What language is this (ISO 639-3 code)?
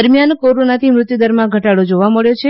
guj